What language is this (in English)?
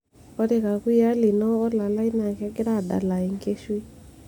Masai